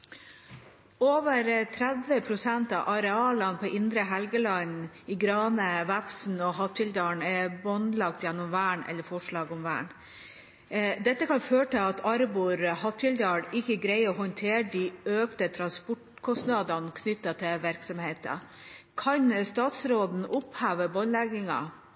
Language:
Norwegian Nynorsk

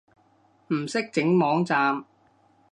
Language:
Cantonese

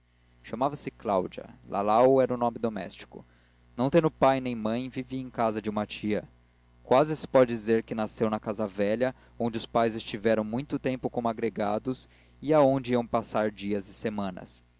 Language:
Portuguese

